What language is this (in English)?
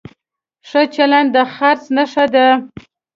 Pashto